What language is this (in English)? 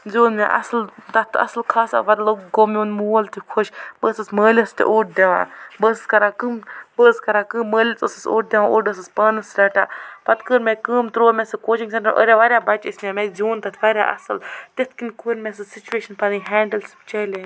Kashmiri